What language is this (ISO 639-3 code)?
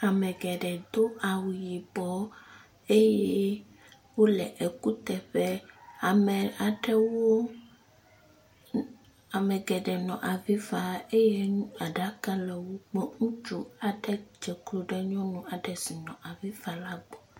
ewe